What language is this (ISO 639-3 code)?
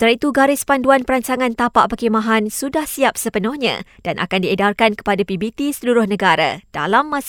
msa